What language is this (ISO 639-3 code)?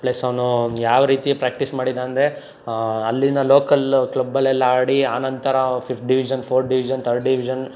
kan